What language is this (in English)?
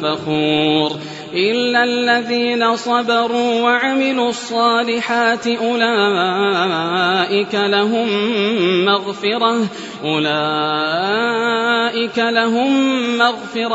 Arabic